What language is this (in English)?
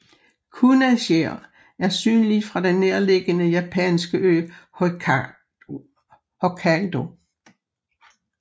Danish